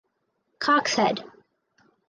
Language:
English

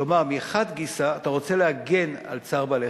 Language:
Hebrew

